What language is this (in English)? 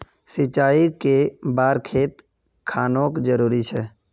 Magahi